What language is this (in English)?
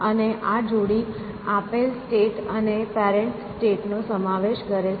Gujarati